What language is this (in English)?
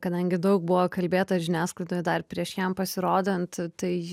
Lithuanian